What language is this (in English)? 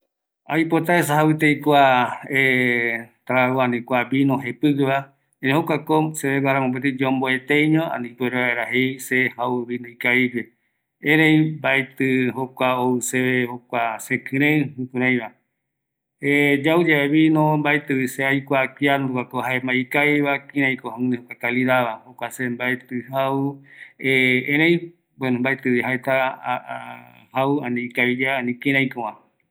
Eastern Bolivian Guaraní